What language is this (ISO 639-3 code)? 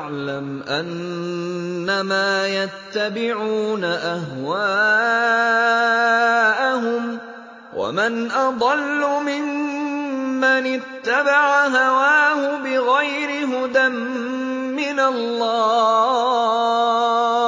ara